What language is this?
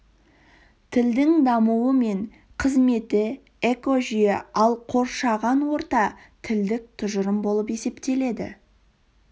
Kazakh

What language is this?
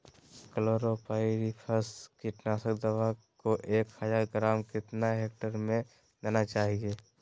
Magahi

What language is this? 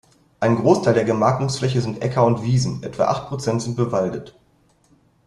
German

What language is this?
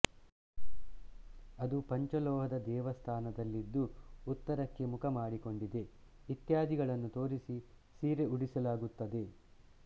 Kannada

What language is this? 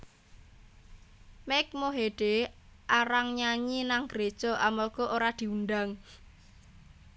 Javanese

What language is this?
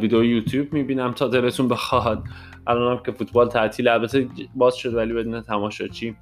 Persian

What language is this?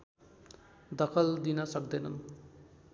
Nepali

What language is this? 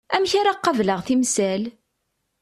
Kabyle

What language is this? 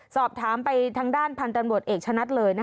Thai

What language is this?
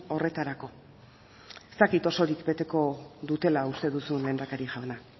Basque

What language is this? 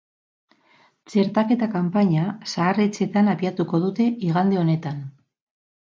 Basque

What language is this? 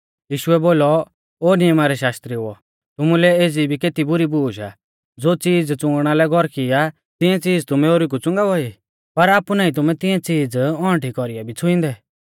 Mahasu Pahari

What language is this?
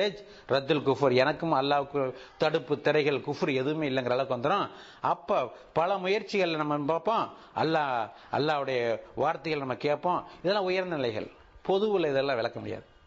Tamil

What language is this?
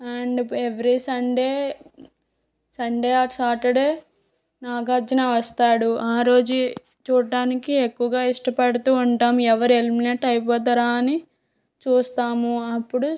Telugu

